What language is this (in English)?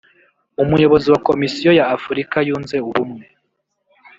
Kinyarwanda